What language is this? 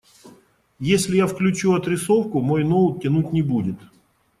Russian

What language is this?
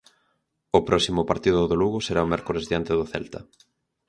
Galician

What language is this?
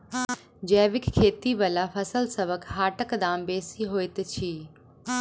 Maithili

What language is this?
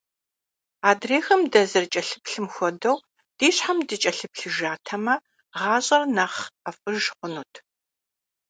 Kabardian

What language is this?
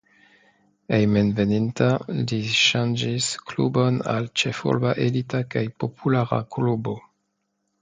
Esperanto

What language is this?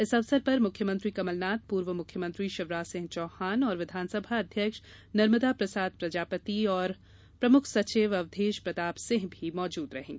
Hindi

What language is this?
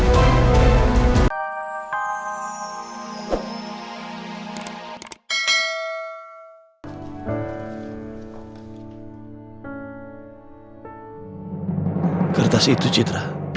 Indonesian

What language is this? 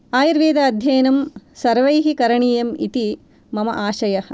Sanskrit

